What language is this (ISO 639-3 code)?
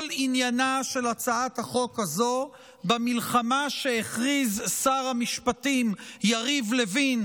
heb